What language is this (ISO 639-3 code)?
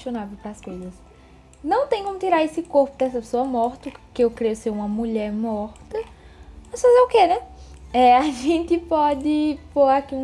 por